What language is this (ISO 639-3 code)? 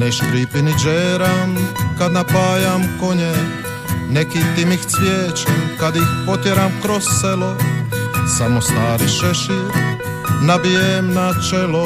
hrv